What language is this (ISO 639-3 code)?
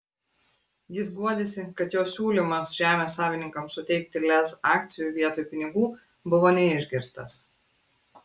lit